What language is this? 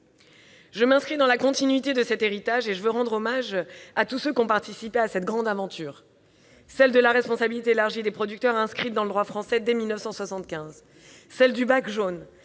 French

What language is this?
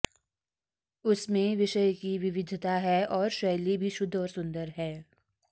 Sanskrit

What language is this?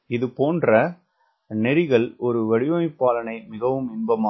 Tamil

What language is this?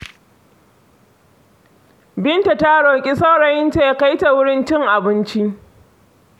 Hausa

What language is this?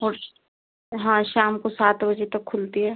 Hindi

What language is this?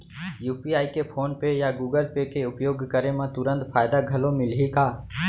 Chhattisgarhi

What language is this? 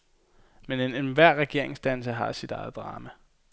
Danish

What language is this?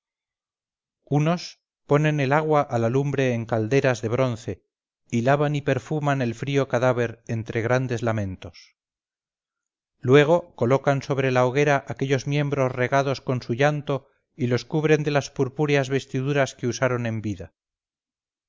Spanish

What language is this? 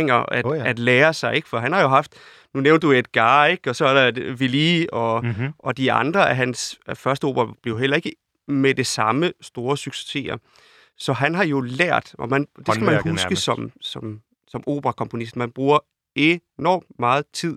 Danish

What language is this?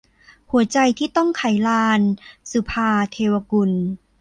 Thai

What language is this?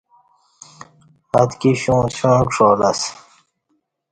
Kati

